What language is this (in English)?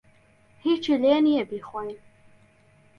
Central Kurdish